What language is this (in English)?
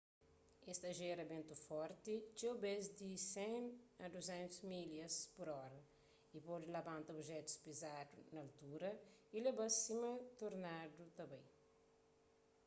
Kabuverdianu